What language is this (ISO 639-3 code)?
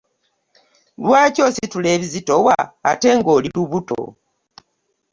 lug